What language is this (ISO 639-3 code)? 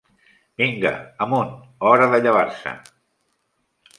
cat